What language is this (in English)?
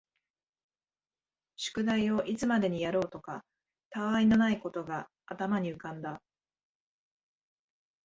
Japanese